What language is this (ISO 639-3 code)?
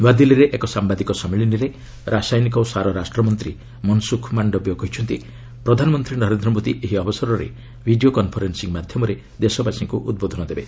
ori